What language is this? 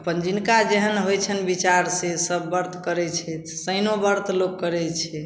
Maithili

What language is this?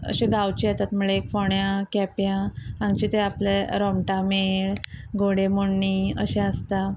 Konkani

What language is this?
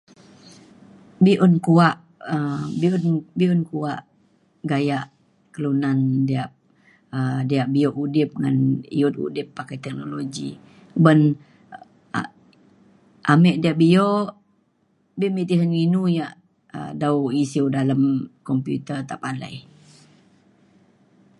Mainstream Kenyah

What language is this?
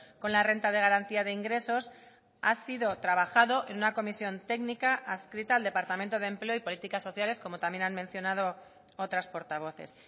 Spanish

